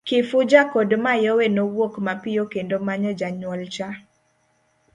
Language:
Luo (Kenya and Tanzania)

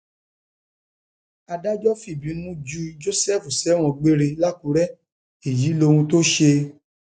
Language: Yoruba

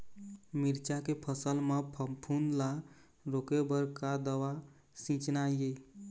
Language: Chhattisgarhi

